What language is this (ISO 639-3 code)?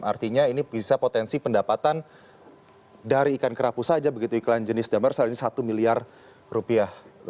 ind